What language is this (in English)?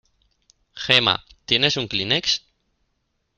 Spanish